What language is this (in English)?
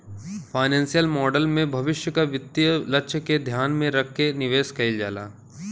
Bhojpuri